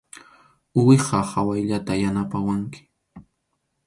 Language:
Arequipa-La Unión Quechua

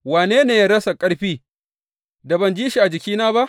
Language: Hausa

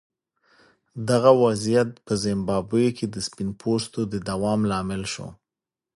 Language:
Pashto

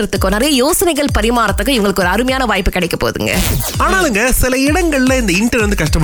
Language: Tamil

